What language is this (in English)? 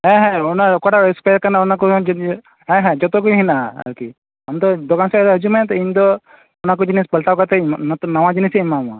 Santali